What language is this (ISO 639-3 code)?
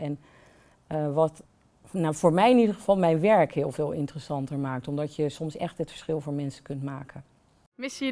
nld